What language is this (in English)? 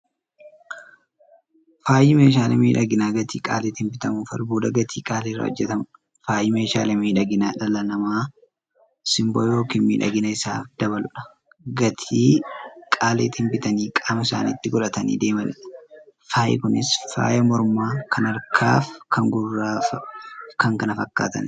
Oromo